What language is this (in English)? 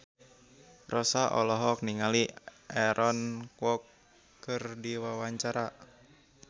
Sundanese